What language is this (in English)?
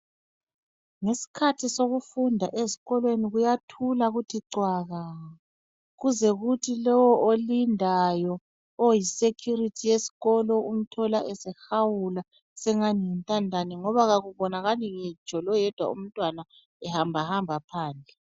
North Ndebele